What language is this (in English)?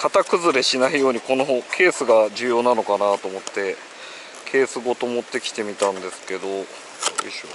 Japanese